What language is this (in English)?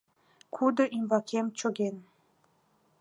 Mari